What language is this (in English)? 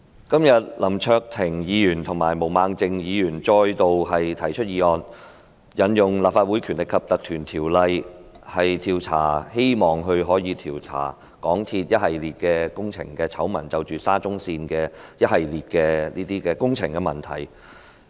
Cantonese